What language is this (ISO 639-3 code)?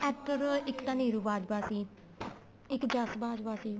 pan